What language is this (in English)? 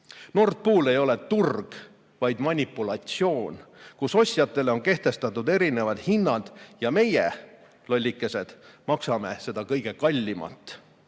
Estonian